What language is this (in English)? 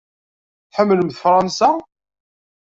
Kabyle